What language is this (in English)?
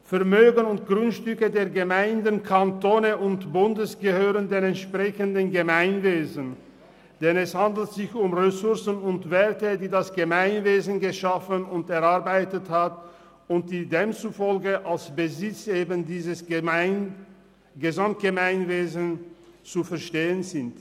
Swiss German